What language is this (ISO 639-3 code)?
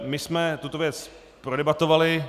ces